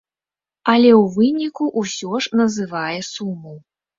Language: Belarusian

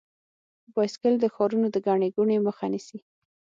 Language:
Pashto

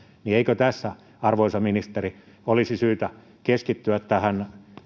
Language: Finnish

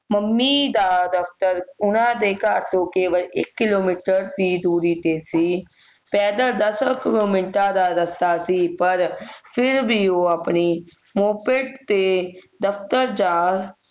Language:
Punjabi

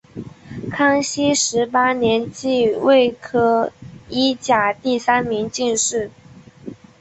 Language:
Chinese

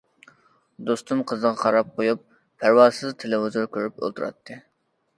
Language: Uyghur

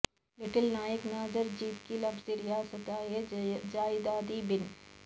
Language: Urdu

